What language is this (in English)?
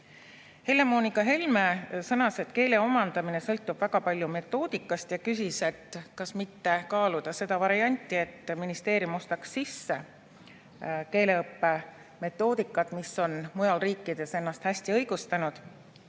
Estonian